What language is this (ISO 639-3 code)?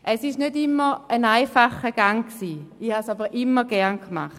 gsw